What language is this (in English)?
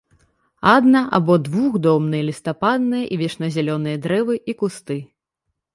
Belarusian